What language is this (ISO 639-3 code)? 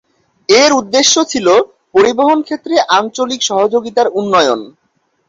ben